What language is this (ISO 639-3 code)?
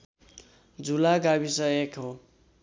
nep